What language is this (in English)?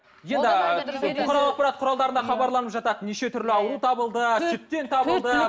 Kazakh